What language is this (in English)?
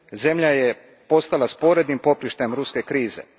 Croatian